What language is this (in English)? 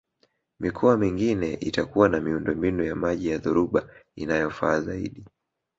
Swahili